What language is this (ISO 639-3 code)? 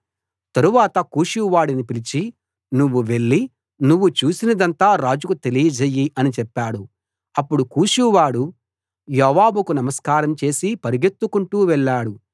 tel